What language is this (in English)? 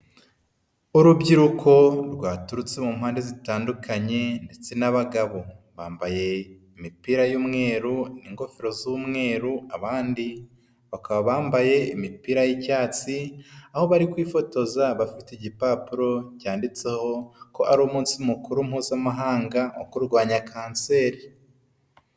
Kinyarwanda